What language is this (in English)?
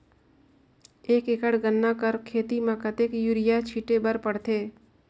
Chhattisgarhi